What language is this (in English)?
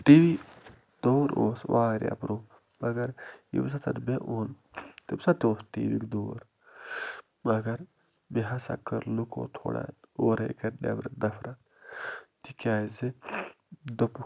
Kashmiri